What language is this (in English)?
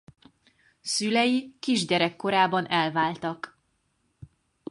Hungarian